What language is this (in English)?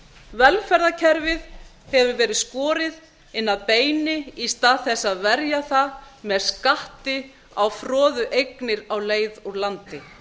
Icelandic